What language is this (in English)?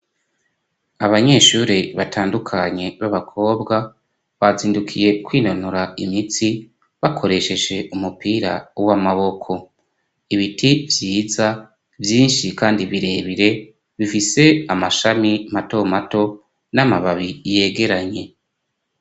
Rundi